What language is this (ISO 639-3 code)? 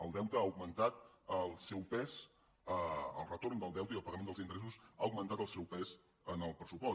cat